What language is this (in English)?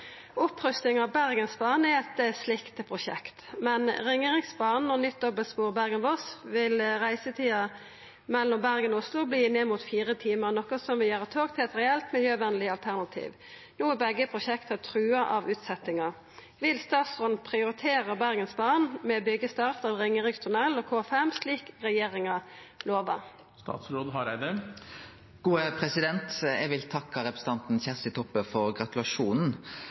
Norwegian Nynorsk